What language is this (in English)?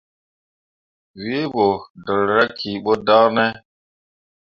Mundang